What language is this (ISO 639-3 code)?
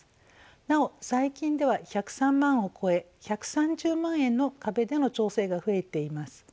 jpn